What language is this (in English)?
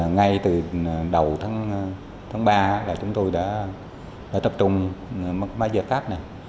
Vietnamese